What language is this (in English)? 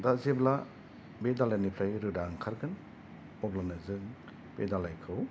Bodo